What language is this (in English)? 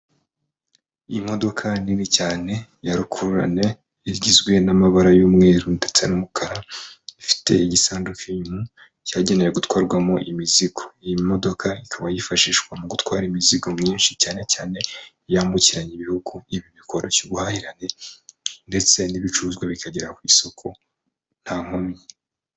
Kinyarwanda